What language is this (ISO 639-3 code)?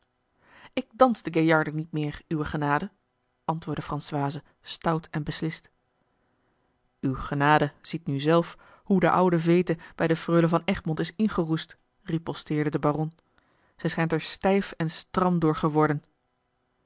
nld